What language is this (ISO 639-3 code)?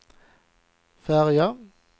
swe